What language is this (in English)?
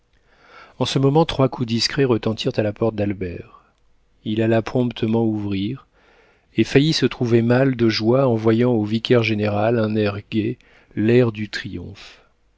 French